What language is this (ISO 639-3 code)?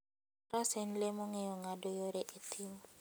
luo